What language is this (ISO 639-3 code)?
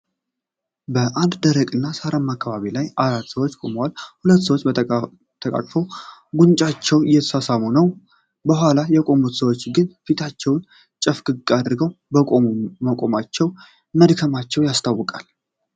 amh